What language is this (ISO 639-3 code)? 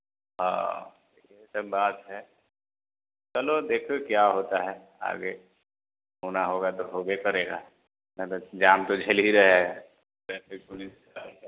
hin